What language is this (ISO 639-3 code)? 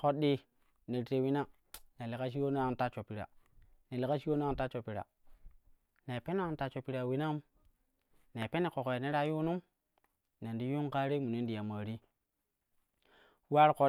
kuh